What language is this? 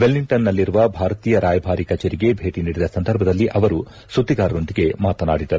Kannada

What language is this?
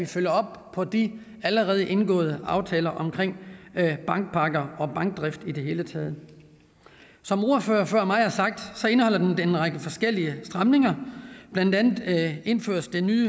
Danish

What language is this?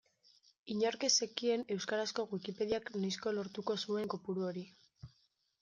Basque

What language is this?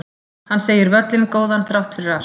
Icelandic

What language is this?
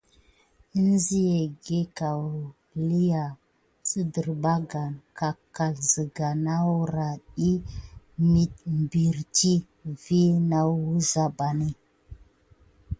Gidar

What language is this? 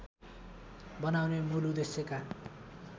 Nepali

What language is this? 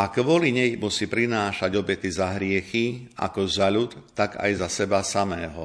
Slovak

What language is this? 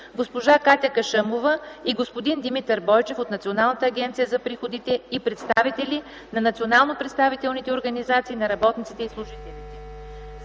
Bulgarian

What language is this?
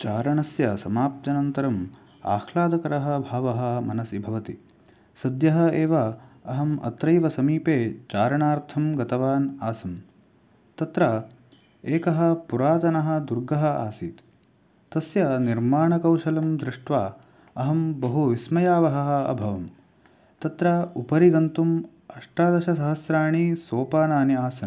Sanskrit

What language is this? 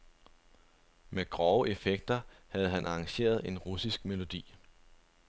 Danish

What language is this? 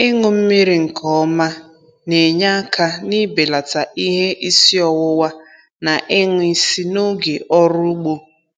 Igbo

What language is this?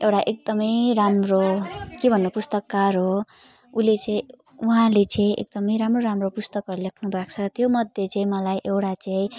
Nepali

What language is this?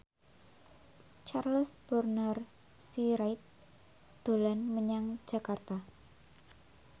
Javanese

